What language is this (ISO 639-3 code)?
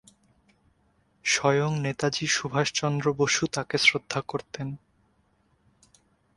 ben